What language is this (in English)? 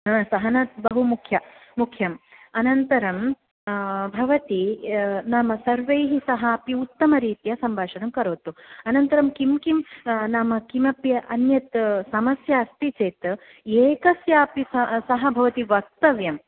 Sanskrit